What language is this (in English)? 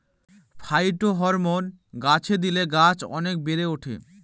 Bangla